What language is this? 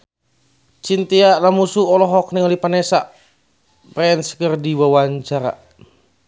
Sundanese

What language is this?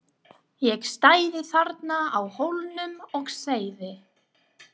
Icelandic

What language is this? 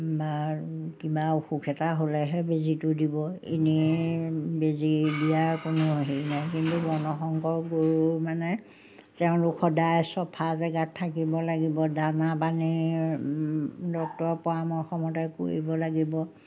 Assamese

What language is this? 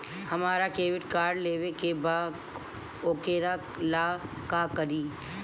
Bhojpuri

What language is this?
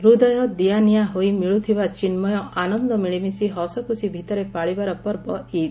Odia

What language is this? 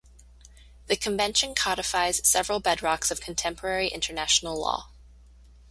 English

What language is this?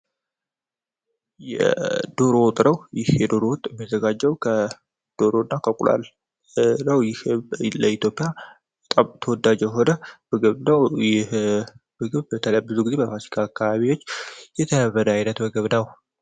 Amharic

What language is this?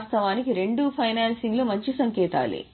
Telugu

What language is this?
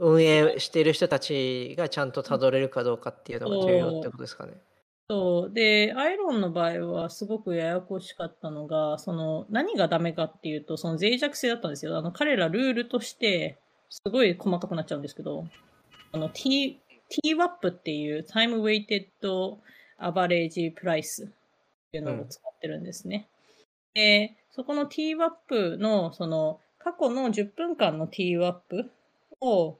Japanese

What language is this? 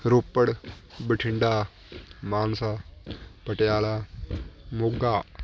Punjabi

